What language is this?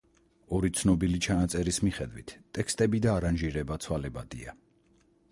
Georgian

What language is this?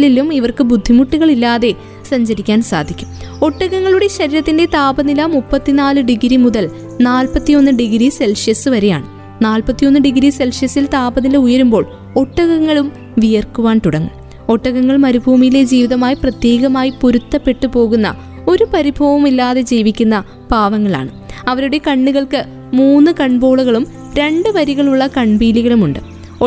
Malayalam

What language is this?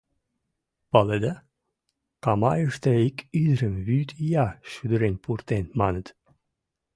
Mari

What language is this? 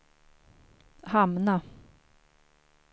Swedish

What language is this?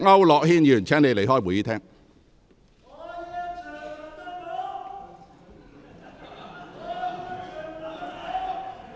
Cantonese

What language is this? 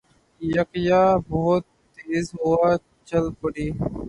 Urdu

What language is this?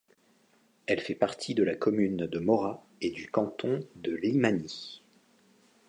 French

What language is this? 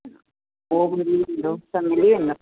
Sindhi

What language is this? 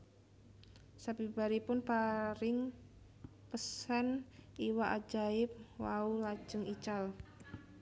Javanese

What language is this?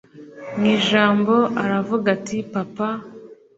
Kinyarwanda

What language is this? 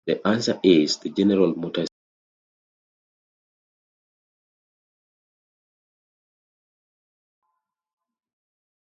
English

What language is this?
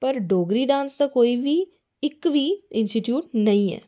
Dogri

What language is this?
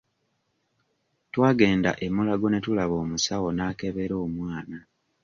Ganda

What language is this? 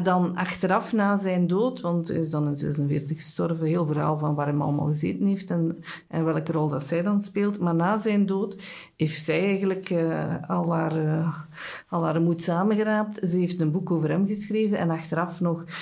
Dutch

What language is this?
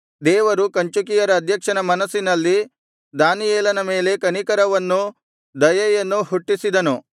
Kannada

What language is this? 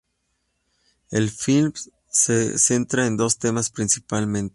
Spanish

